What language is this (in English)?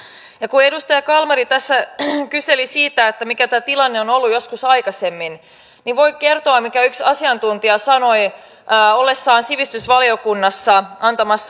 Finnish